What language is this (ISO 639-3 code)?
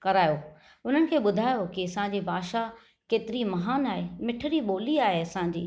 snd